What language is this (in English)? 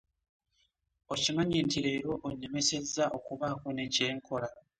Ganda